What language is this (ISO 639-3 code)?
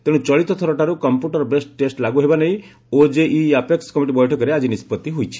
ori